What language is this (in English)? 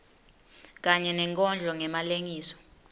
Swati